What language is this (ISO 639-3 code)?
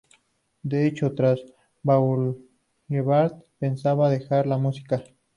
spa